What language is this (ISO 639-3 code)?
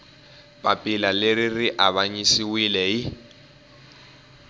tso